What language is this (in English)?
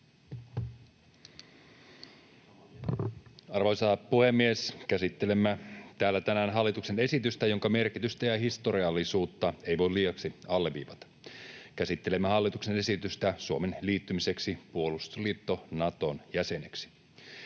Finnish